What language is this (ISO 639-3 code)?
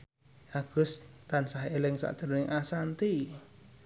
jav